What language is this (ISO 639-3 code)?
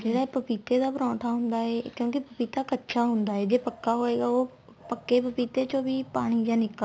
pan